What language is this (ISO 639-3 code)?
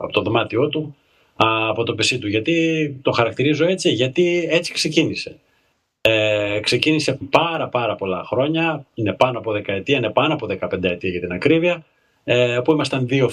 ell